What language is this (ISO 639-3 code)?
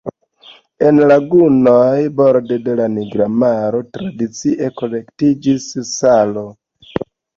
epo